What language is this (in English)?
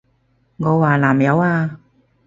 Cantonese